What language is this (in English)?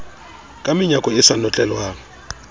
Southern Sotho